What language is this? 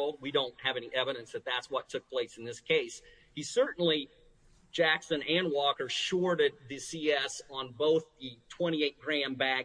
English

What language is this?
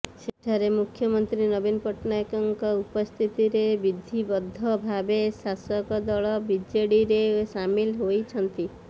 Odia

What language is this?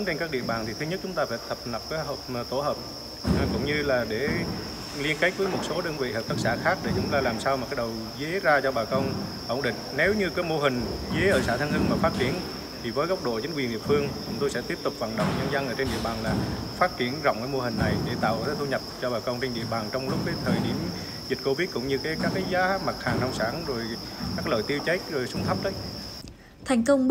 Vietnamese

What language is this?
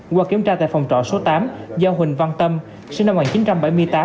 Vietnamese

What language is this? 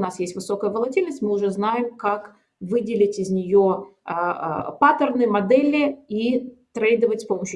Russian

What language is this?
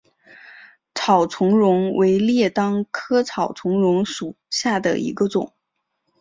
Chinese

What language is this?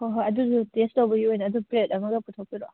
Manipuri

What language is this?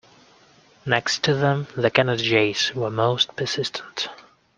English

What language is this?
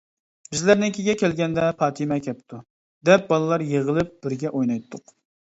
Uyghur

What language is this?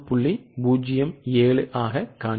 Tamil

